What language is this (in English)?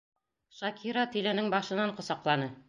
Bashkir